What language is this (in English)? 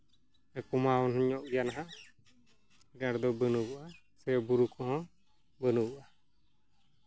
Santali